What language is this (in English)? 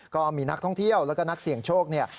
Thai